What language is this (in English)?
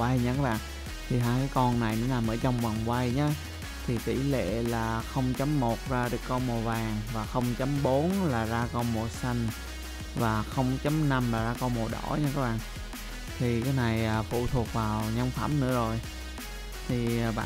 Vietnamese